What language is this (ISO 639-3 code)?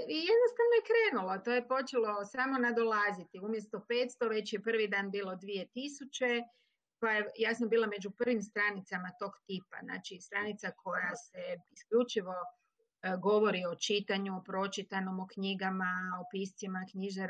hrv